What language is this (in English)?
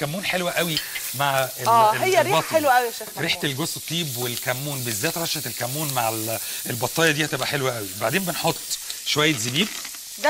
Arabic